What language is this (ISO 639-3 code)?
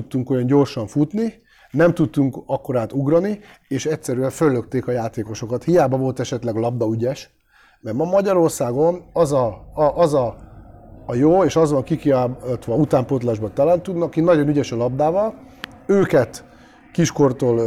hun